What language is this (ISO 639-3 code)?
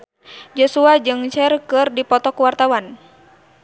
sun